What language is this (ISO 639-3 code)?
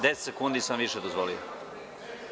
srp